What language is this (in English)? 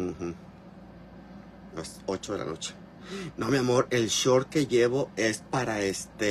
Spanish